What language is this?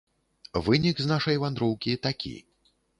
Belarusian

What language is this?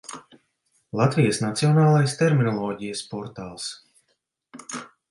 Latvian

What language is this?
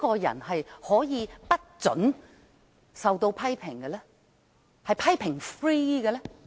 Cantonese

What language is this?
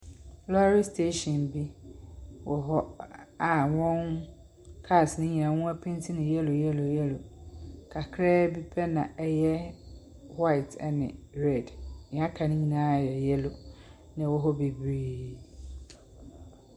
Akan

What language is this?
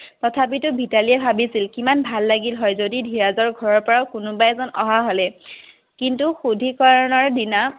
Assamese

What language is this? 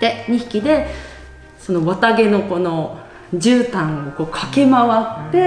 Japanese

